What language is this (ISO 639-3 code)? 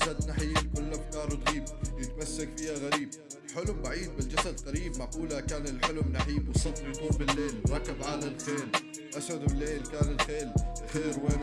ara